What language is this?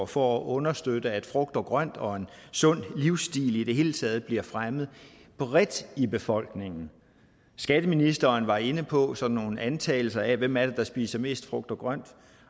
Danish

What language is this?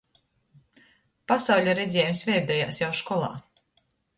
Latgalian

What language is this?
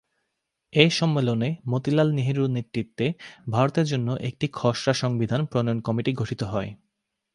Bangla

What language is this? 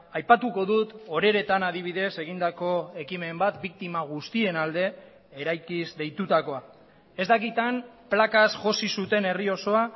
Basque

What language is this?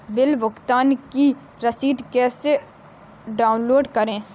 Hindi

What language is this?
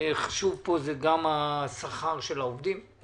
Hebrew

